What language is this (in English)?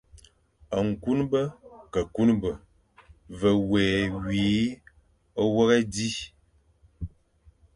Fang